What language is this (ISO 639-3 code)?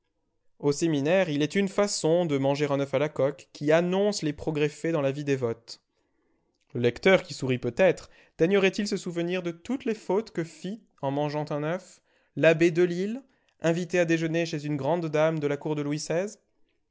fra